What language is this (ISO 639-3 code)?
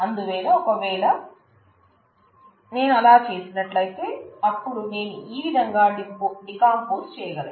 tel